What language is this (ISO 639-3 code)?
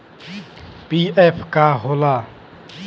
bho